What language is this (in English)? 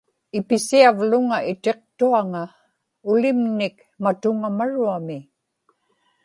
Inupiaq